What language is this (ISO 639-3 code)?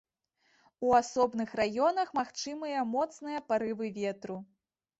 bel